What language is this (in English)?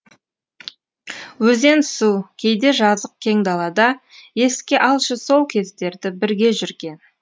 Kazakh